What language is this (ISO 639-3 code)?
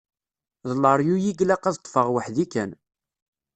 kab